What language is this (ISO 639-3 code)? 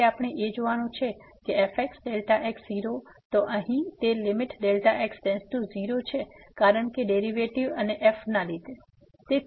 guj